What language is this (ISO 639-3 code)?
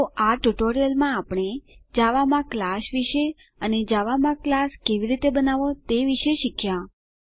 guj